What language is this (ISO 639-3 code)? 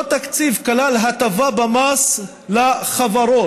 heb